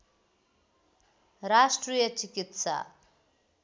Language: Nepali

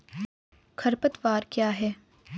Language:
Hindi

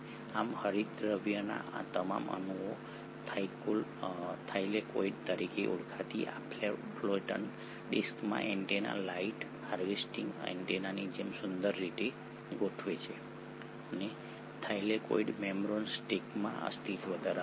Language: Gujarati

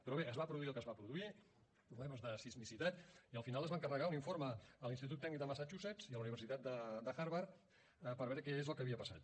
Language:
Catalan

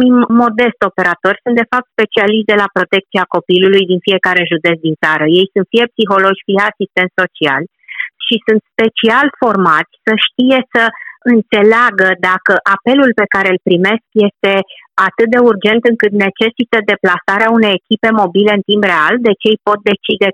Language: Romanian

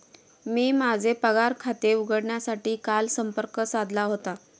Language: Marathi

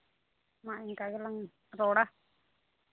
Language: Santali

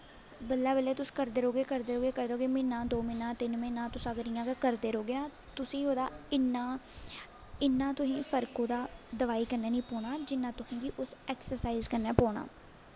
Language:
Dogri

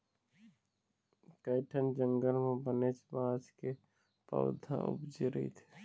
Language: Chhattisgarhi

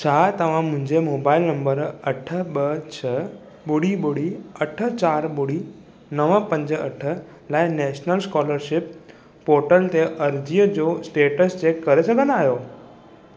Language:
Sindhi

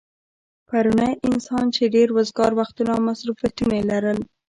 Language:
Pashto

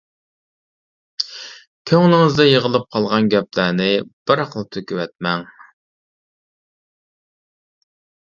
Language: Uyghur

